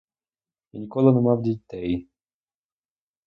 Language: Ukrainian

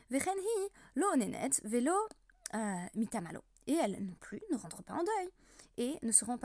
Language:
French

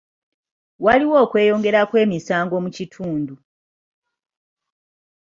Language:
Ganda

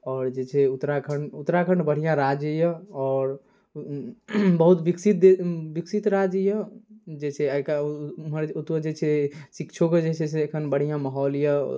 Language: Maithili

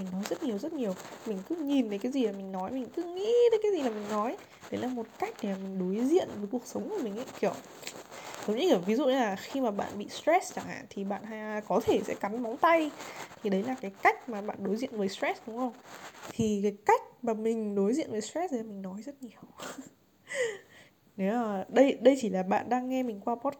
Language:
Vietnamese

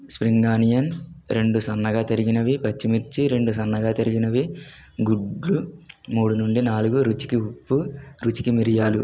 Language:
Telugu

